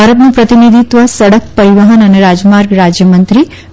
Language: Gujarati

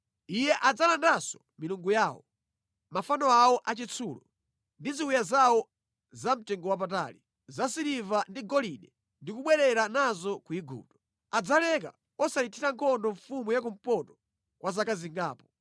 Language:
Nyanja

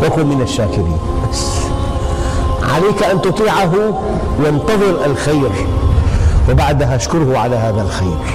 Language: Arabic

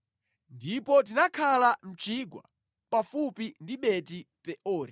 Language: Nyanja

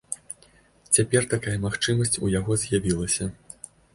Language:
Belarusian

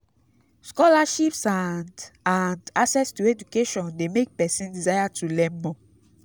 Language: Nigerian Pidgin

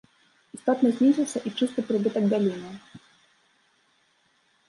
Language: Belarusian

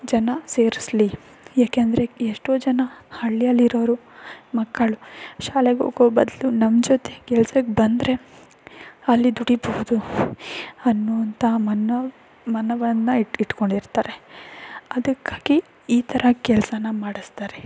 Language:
Kannada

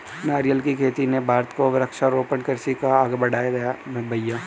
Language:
Hindi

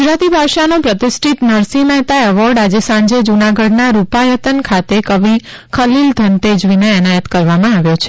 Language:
Gujarati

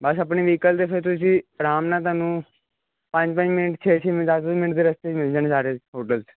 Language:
Punjabi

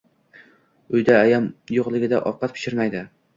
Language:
Uzbek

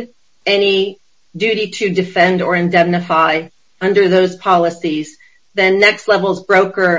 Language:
English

